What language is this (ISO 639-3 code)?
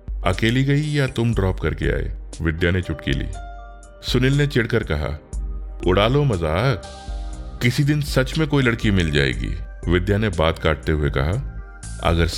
hin